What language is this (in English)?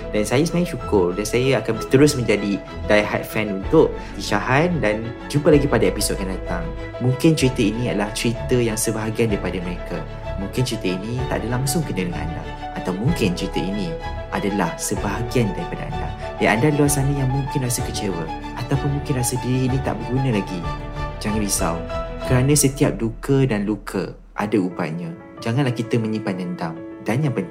Malay